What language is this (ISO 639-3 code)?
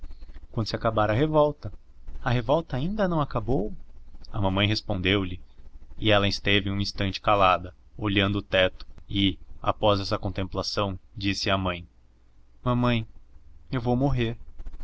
por